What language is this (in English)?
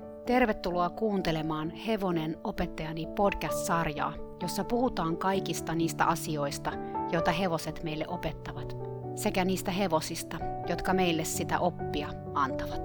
Finnish